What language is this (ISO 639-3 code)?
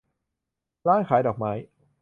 tha